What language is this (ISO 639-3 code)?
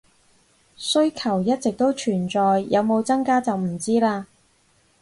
yue